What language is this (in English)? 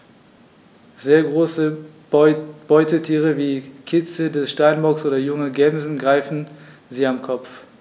German